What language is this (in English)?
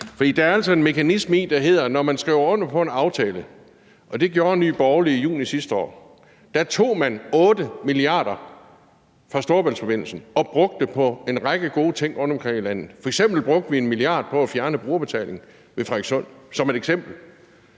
Danish